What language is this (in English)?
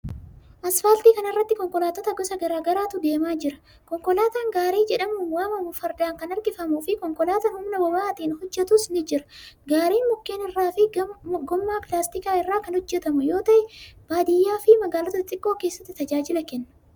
Oromo